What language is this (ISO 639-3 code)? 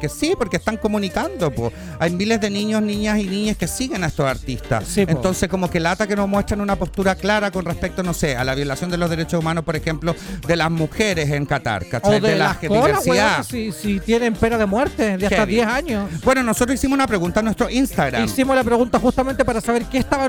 spa